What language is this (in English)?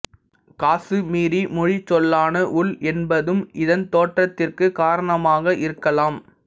Tamil